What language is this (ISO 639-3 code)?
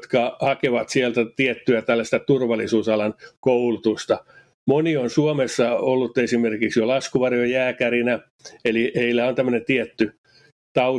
fin